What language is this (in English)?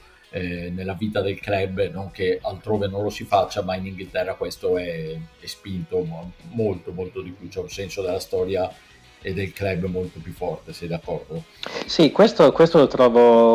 Italian